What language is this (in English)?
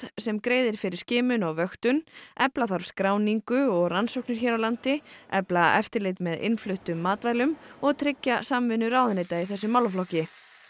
Icelandic